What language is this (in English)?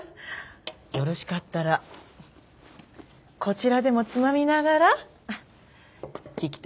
Japanese